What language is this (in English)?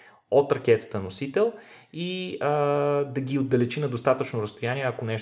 Bulgarian